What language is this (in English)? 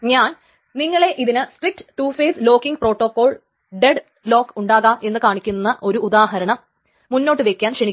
Malayalam